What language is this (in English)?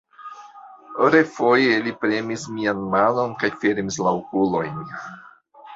Esperanto